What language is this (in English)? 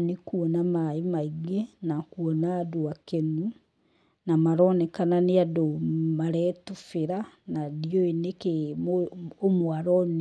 Kikuyu